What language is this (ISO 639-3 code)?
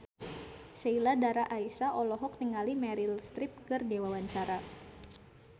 sun